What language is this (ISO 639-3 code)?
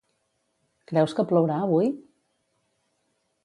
cat